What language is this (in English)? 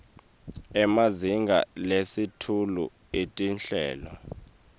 Swati